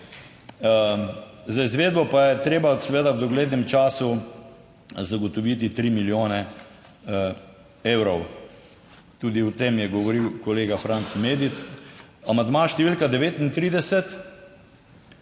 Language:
Slovenian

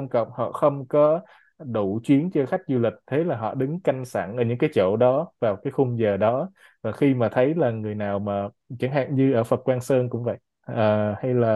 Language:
Vietnamese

